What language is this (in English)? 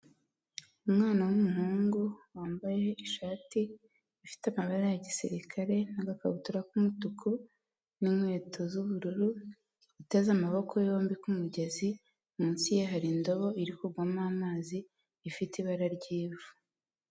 Kinyarwanda